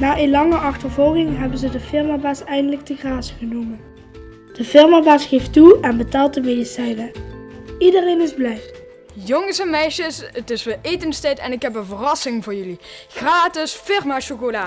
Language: Dutch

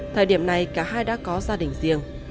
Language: Vietnamese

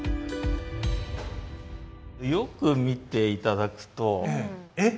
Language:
Japanese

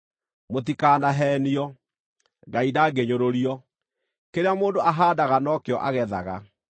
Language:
Kikuyu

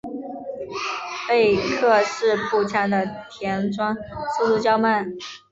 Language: Chinese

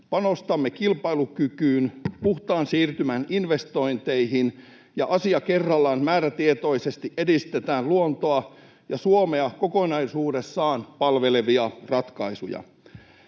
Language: Finnish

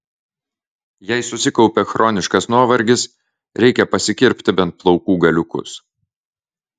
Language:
Lithuanian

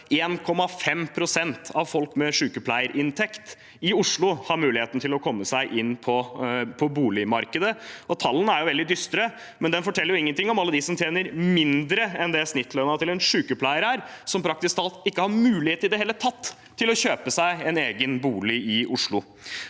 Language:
Norwegian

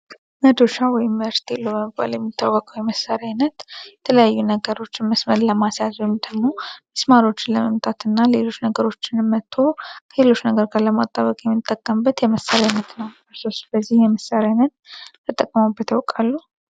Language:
Amharic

